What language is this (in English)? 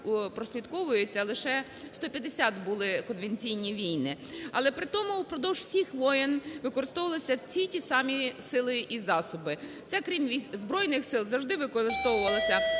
Ukrainian